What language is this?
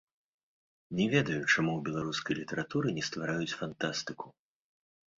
Belarusian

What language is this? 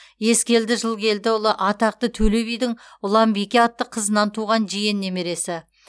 Kazakh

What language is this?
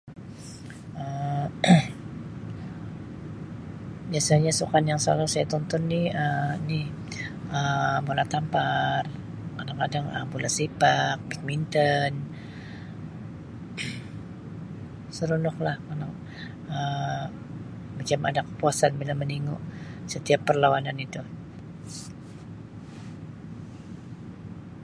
Sabah Malay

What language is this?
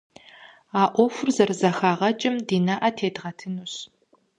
Kabardian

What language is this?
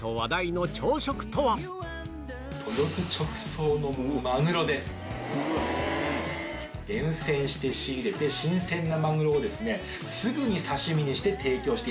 Japanese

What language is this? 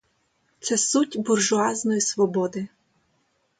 Ukrainian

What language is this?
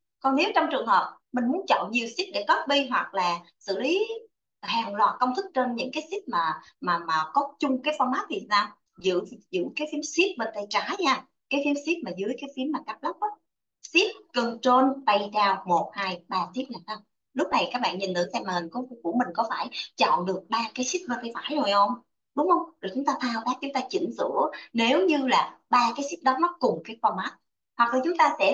Vietnamese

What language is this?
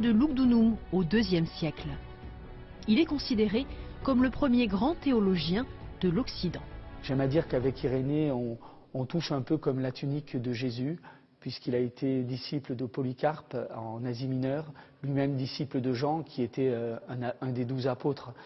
French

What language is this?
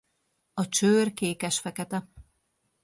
Hungarian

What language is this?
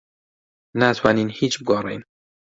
Central Kurdish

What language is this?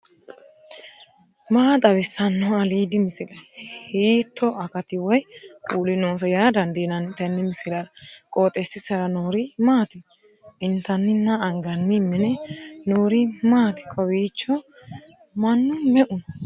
Sidamo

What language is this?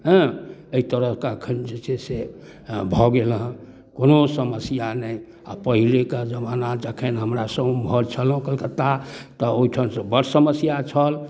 Maithili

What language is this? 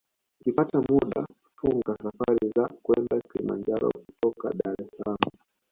Swahili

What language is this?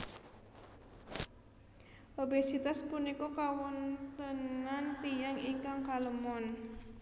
Javanese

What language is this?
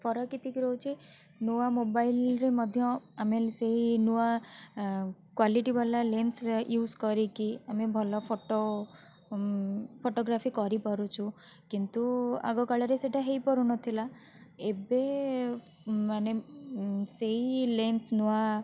Odia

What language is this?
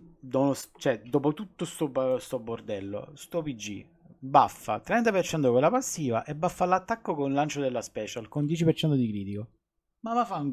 Italian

